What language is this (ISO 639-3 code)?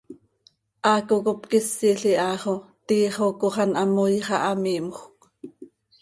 sei